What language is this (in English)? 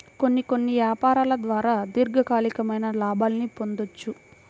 Telugu